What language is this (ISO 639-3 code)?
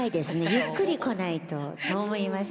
jpn